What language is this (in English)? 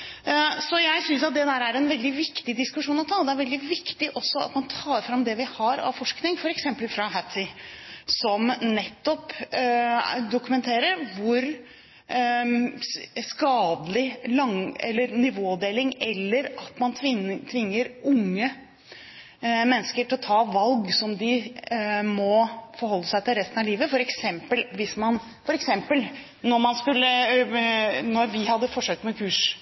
Norwegian Bokmål